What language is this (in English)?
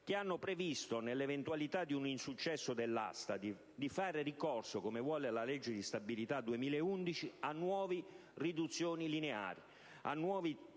Italian